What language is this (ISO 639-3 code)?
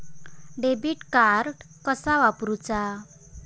mar